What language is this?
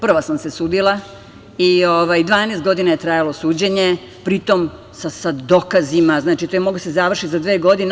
Serbian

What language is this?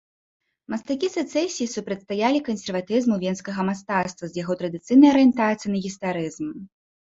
Belarusian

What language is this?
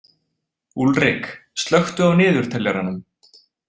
Icelandic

